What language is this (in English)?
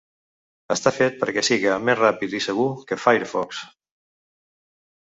Catalan